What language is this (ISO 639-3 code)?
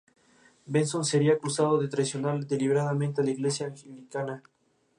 spa